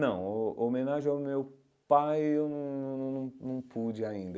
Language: Portuguese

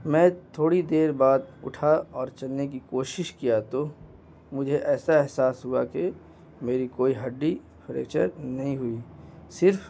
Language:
Urdu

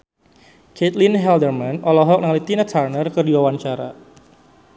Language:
Sundanese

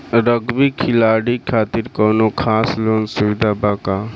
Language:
Bhojpuri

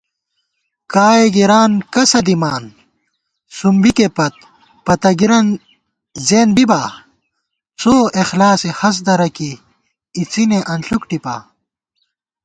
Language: Gawar-Bati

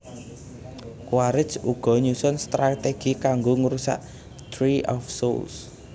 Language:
Javanese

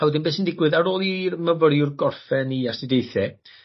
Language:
Welsh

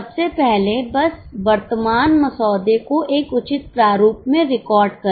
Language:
Hindi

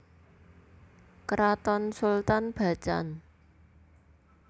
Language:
Javanese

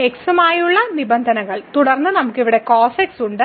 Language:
Malayalam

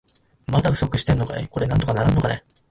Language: Japanese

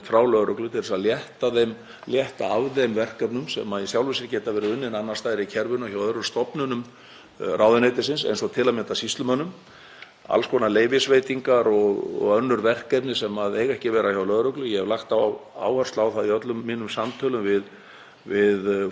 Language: Icelandic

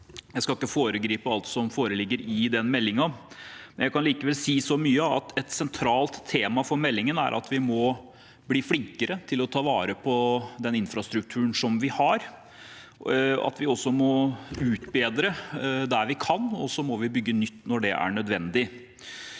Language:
Norwegian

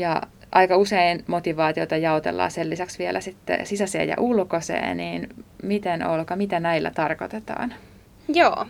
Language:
Finnish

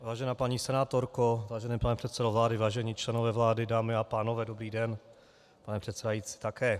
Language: Czech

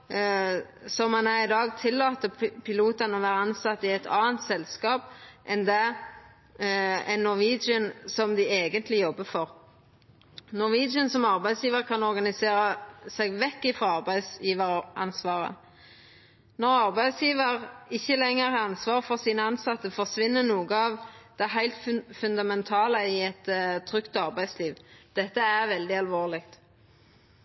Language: Norwegian Nynorsk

